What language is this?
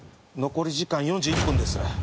Japanese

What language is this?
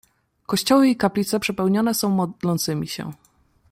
Polish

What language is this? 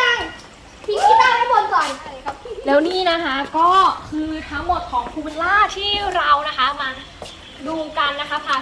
Thai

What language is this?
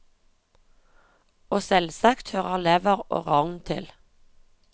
Norwegian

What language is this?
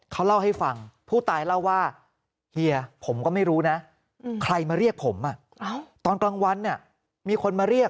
Thai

